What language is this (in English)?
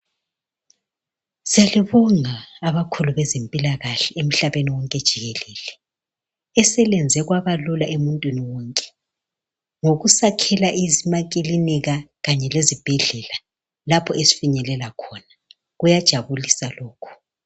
North Ndebele